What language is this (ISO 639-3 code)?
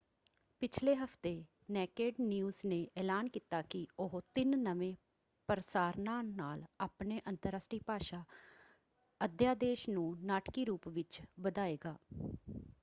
pan